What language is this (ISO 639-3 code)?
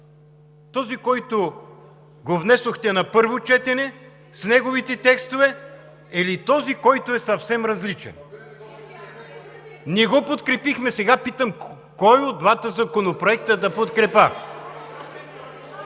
bul